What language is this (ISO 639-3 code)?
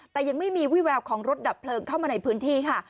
tha